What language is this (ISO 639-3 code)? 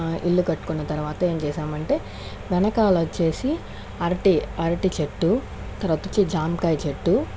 tel